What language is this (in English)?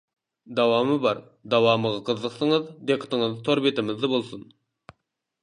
Uyghur